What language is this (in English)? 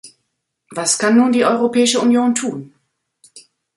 German